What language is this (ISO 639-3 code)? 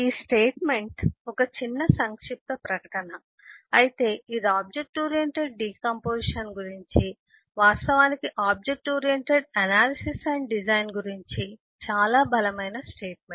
tel